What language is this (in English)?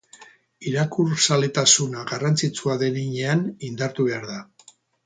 Basque